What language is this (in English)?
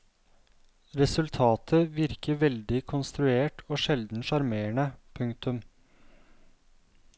Norwegian